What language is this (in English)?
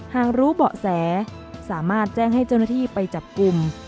Thai